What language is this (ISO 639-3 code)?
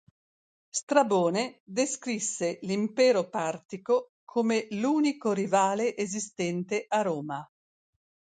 ita